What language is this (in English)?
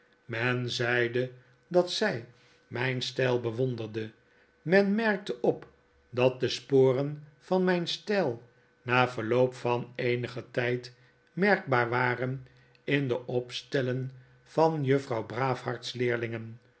Dutch